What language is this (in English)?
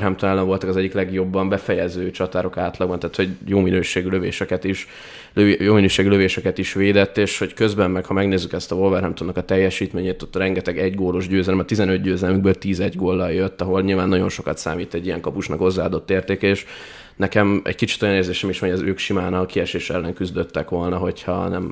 Hungarian